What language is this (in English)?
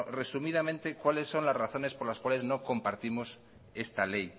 Spanish